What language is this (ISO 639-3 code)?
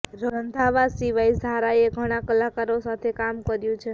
guj